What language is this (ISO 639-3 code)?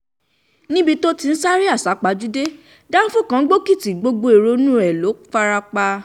yor